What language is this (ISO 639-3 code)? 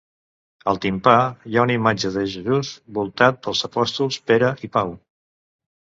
cat